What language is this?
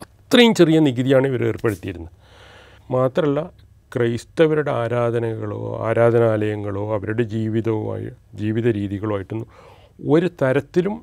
Malayalam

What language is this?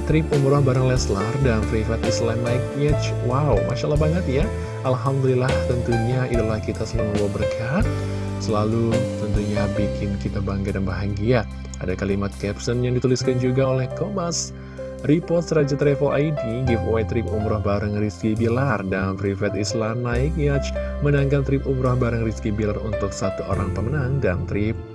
Indonesian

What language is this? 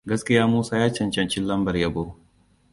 Hausa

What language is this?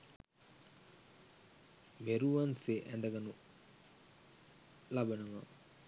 Sinhala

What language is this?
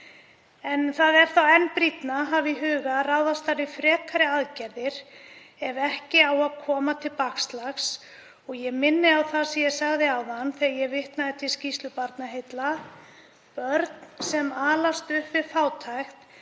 Icelandic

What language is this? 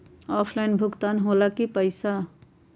Magahi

